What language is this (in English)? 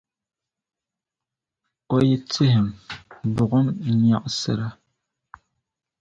Dagbani